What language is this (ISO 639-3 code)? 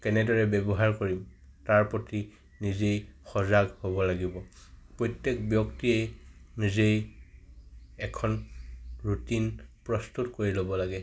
asm